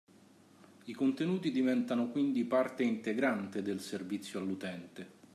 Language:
Italian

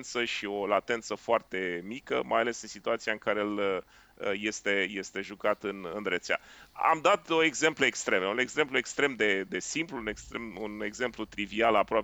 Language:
Romanian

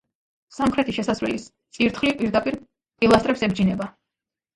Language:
Georgian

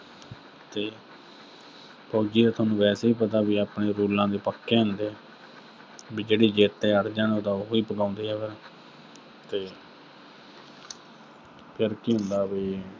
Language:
Punjabi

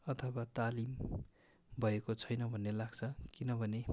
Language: Nepali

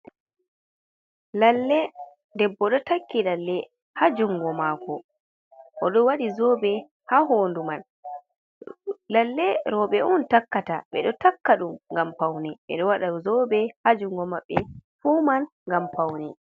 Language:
Fula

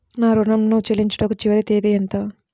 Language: Telugu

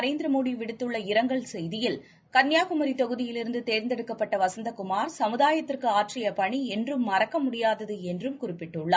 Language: Tamil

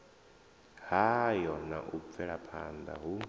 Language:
Venda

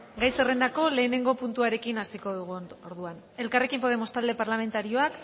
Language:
Basque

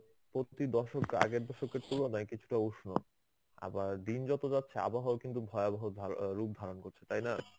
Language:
Bangla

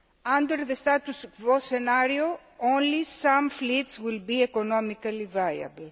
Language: English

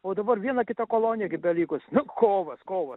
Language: Lithuanian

